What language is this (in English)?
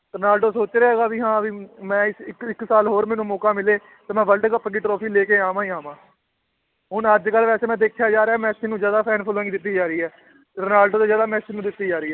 Punjabi